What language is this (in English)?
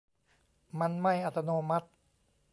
Thai